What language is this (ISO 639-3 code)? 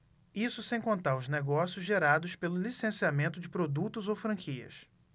por